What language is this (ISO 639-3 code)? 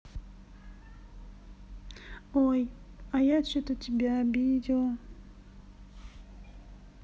rus